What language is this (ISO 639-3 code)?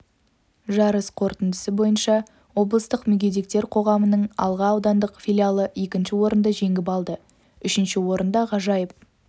kaz